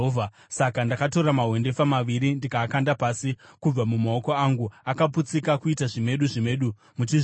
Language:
Shona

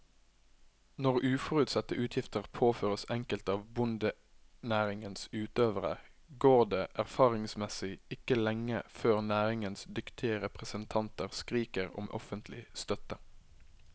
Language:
Norwegian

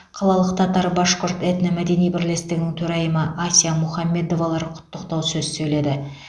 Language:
Kazakh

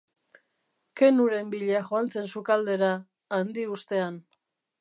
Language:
Basque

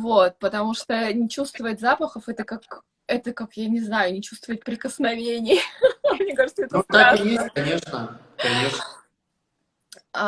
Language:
Russian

